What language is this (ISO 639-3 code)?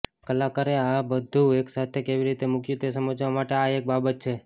guj